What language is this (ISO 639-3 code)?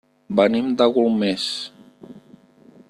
cat